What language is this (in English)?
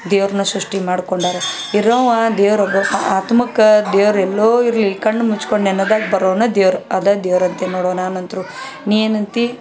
Kannada